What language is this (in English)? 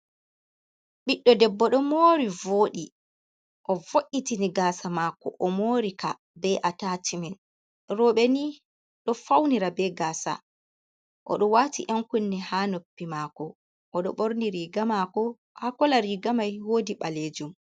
Fula